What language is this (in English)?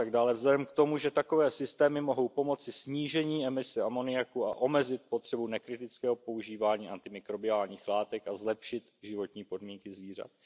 Czech